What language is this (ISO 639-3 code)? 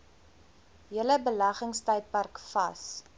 afr